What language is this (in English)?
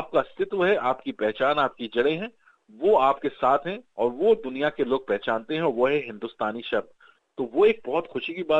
Hindi